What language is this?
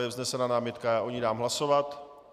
Czech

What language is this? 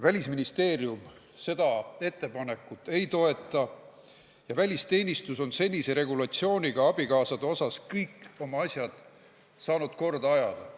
Estonian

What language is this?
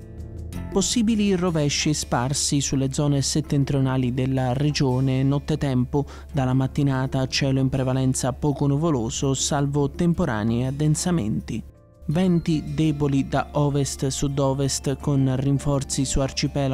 Italian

